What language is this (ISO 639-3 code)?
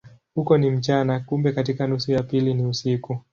swa